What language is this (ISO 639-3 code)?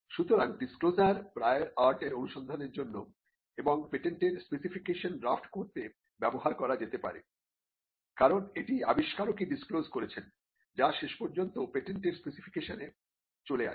ben